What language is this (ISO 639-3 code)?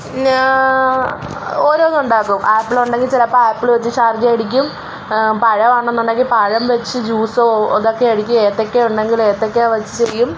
mal